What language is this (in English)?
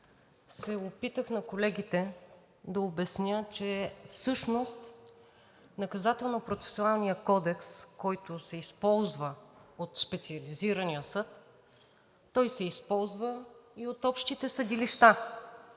Bulgarian